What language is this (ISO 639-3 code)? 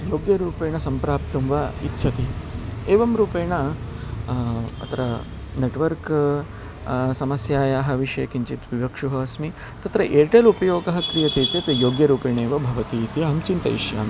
san